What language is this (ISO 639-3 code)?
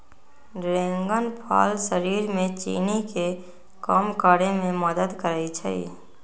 mag